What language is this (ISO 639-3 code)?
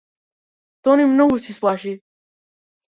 mkd